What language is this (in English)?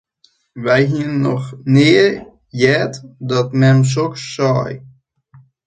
Western Frisian